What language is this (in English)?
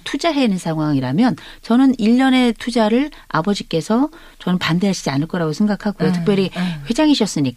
Korean